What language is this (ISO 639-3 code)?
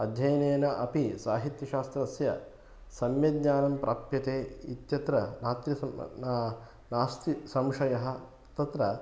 san